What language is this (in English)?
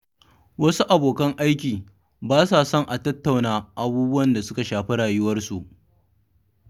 Hausa